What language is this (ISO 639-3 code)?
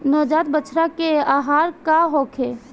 bho